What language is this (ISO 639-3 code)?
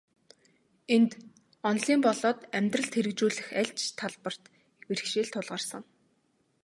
mon